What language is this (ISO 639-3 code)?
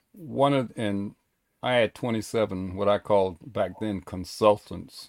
eng